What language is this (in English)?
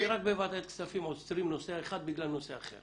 Hebrew